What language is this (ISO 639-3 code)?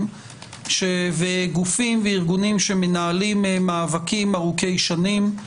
heb